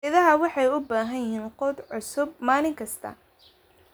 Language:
Somali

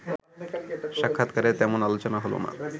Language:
Bangla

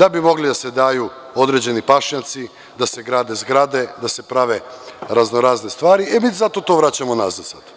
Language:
Serbian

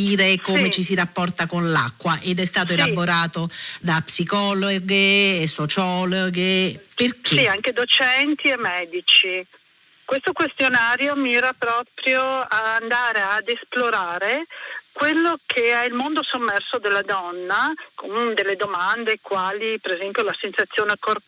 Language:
Italian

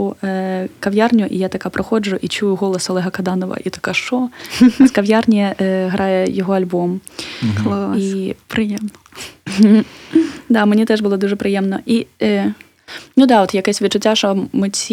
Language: Ukrainian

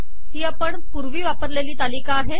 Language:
Marathi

